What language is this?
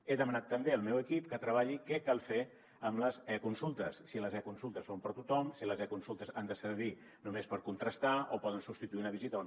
Catalan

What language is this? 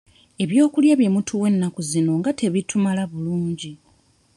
Ganda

